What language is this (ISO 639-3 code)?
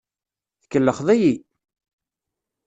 kab